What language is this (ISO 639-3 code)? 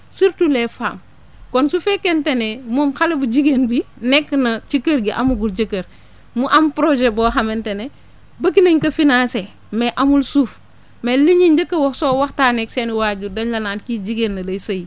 wol